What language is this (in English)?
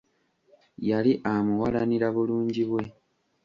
Ganda